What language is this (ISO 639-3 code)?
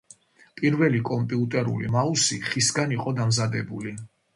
kat